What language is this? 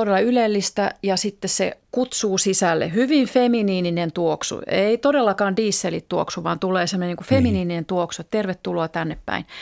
Finnish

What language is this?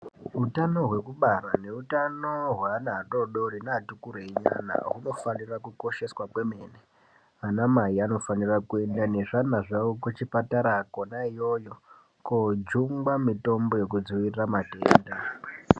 Ndau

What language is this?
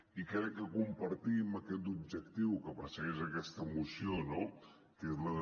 Catalan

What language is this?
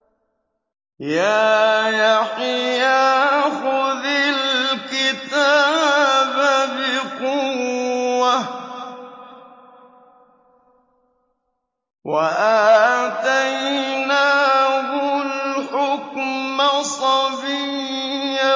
Arabic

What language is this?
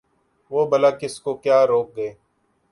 Urdu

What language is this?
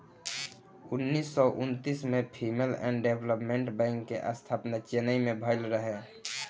Bhojpuri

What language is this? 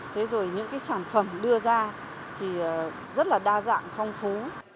Vietnamese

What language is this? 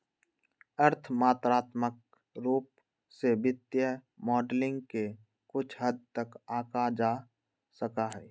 Magahi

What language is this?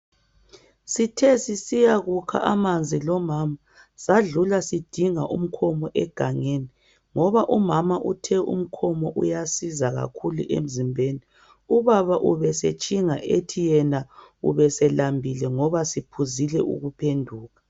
North Ndebele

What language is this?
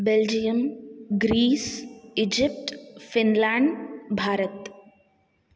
Sanskrit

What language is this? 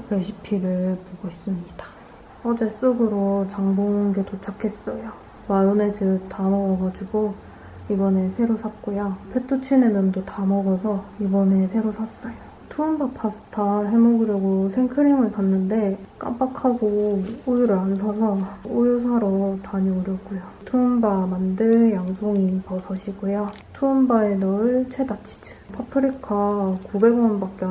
Korean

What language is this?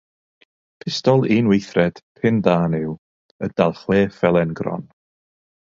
Welsh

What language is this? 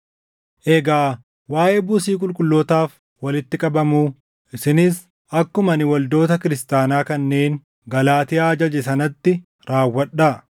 Oromo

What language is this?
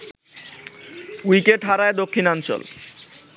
Bangla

